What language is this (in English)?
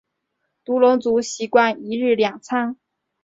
Chinese